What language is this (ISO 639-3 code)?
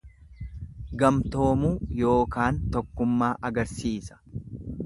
orm